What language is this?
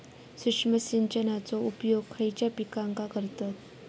Marathi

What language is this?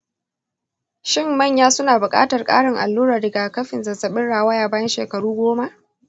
Hausa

